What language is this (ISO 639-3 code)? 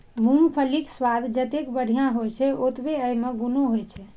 mai